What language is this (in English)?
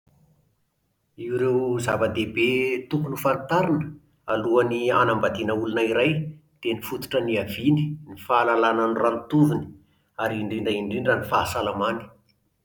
Malagasy